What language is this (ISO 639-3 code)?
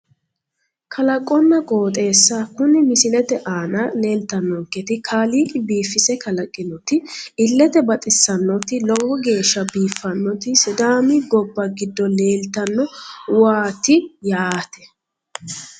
sid